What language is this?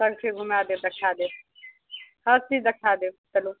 Maithili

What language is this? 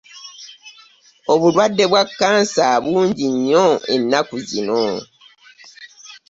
Ganda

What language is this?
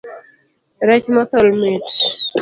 Luo (Kenya and Tanzania)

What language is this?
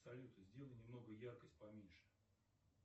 Russian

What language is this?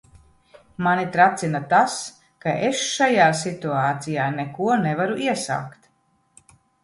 Latvian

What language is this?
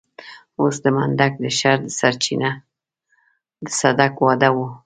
Pashto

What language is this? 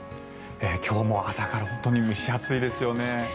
Japanese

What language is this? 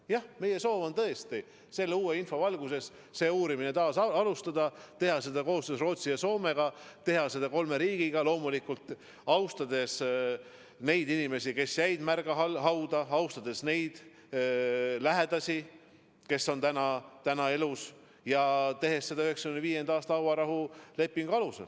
Estonian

